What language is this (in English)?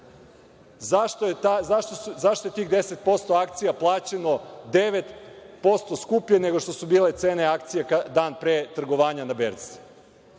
Serbian